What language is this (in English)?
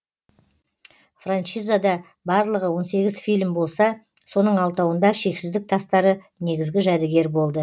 Kazakh